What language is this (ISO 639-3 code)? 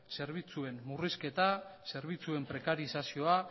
eus